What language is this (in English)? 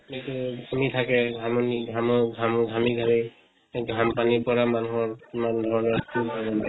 Assamese